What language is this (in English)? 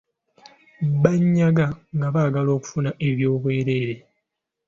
Ganda